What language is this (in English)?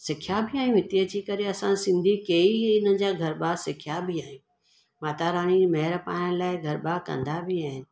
Sindhi